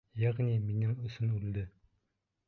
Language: Bashkir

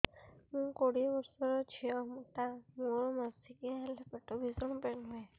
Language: Odia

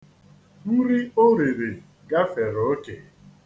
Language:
Igbo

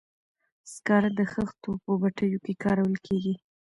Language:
Pashto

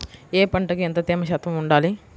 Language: Telugu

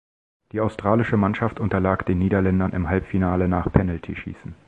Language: German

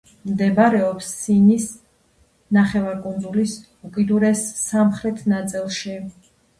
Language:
Georgian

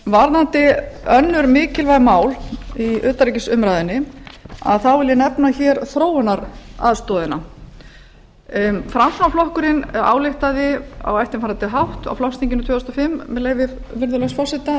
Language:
Icelandic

